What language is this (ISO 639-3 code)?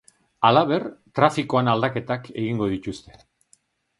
eus